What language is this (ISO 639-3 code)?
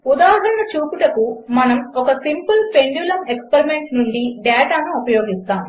tel